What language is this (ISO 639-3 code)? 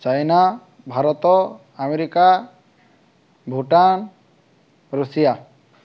ori